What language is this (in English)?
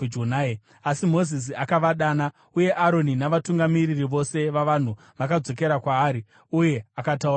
Shona